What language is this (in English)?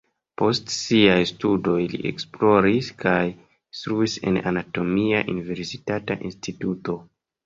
Esperanto